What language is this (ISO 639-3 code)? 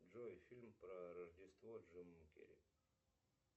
rus